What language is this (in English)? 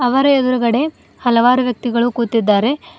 Kannada